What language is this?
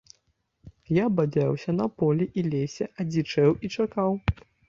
Belarusian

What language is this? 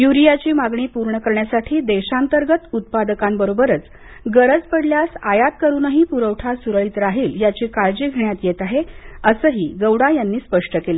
Marathi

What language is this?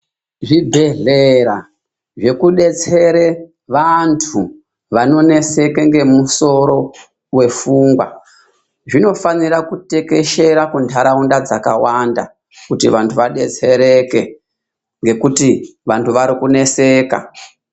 Ndau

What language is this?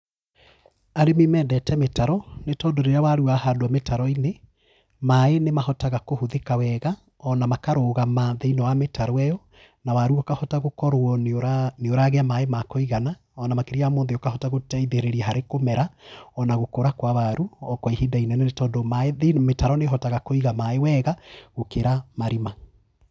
Kikuyu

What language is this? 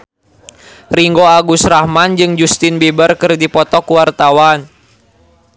Sundanese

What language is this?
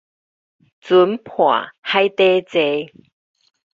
Min Nan Chinese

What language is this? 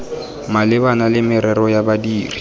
Tswana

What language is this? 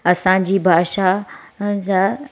Sindhi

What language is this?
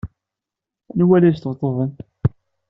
Kabyle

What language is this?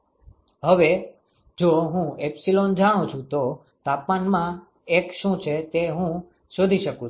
Gujarati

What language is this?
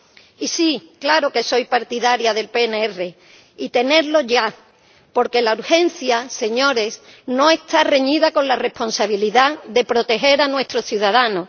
Spanish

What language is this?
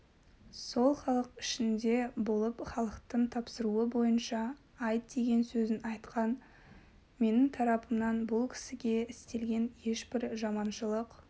Kazakh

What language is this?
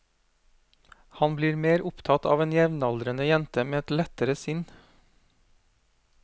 Norwegian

